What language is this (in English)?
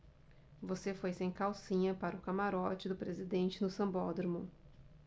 Portuguese